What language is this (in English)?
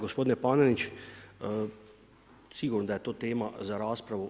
Croatian